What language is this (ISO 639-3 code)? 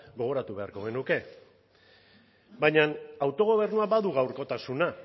eus